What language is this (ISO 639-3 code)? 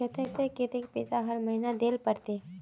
mag